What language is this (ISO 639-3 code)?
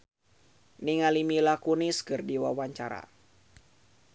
sun